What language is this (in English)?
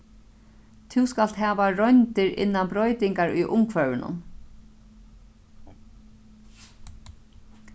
Faroese